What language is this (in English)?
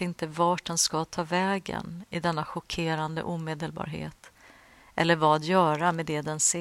Swedish